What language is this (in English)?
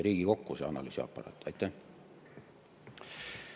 Estonian